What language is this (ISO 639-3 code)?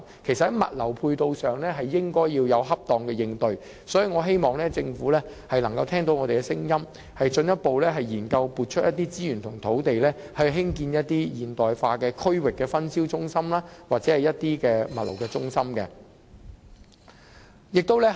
yue